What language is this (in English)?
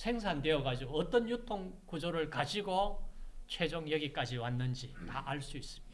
Korean